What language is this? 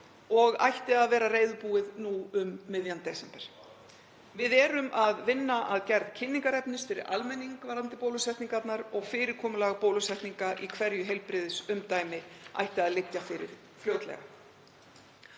Icelandic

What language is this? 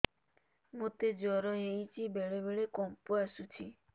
Odia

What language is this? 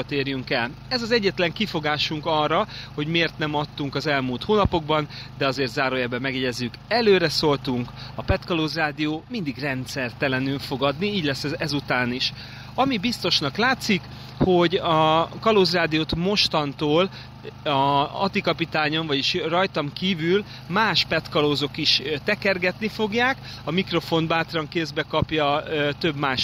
Hungarian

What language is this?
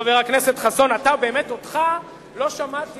Hebrew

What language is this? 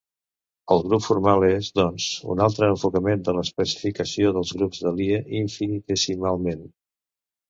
Catalan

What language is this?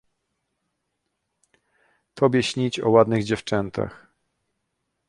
Polish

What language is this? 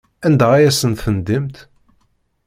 Kabyle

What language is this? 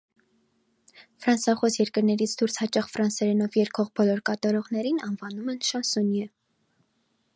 Armenian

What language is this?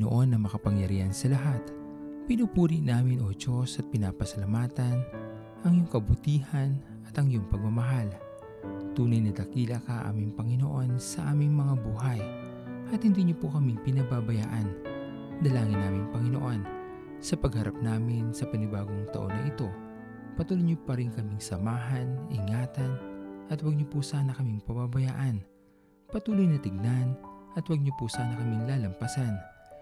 Filipino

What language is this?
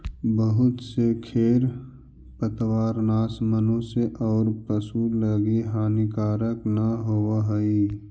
Magahi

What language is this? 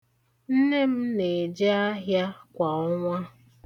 Igbo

